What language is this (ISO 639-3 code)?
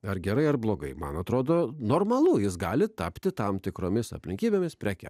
lit